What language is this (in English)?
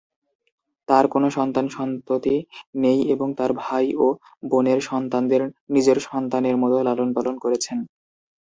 Bangla